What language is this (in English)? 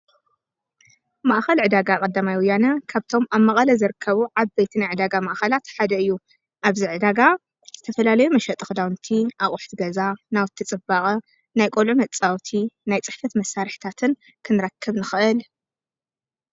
Tigrinya